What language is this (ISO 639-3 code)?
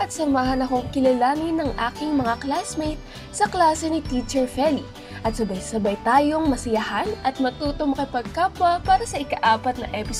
fil